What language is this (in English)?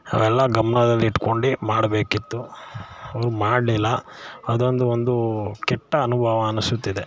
Kannada